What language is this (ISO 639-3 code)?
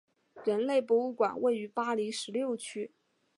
zho